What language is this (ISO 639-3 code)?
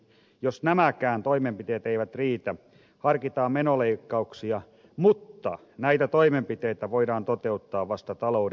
fin